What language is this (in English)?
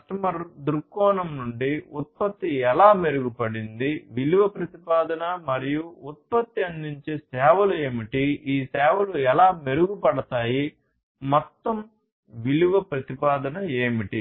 Telugu